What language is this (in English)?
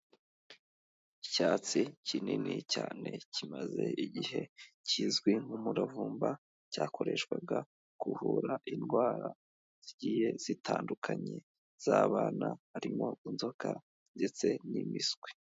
Kinyarwanda